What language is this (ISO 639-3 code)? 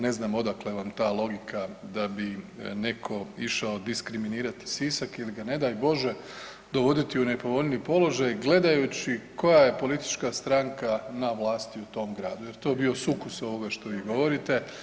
hrv